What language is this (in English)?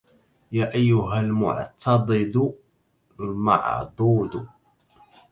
Arabic